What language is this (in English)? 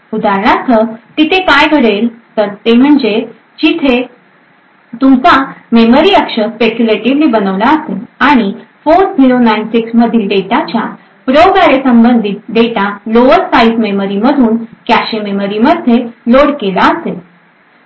Marathi